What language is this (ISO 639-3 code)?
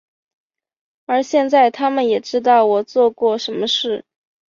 zho